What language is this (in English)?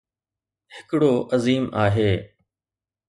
Sindhi